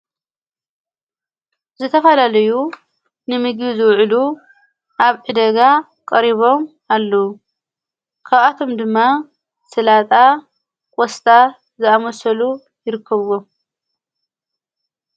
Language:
Tigrinya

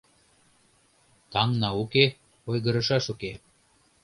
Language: Mari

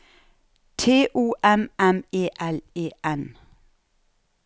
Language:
Norwegian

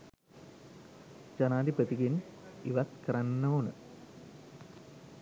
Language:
Sinhala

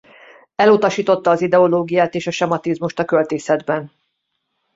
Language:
Hungarian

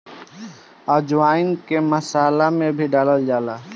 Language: Bhojpuri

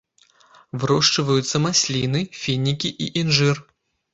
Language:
Belarusian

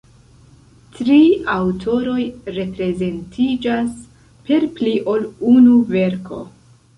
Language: Esperanto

